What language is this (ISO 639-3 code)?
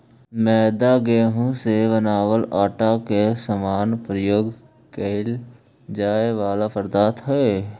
mag